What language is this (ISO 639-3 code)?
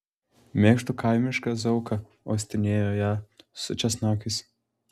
lit